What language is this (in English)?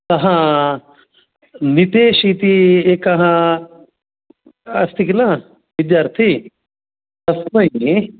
Sanskrit